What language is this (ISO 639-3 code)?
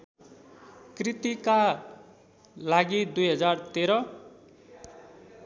nep